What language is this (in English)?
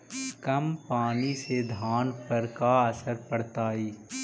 Magahi